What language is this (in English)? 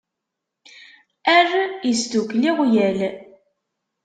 Kabyle